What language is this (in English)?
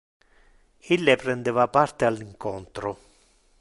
Interlingua